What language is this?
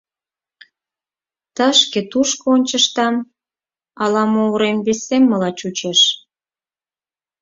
Mari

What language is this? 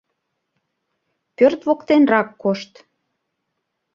Mari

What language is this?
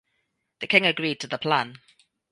English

